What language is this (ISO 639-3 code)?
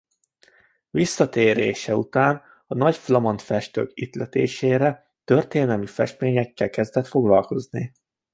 hun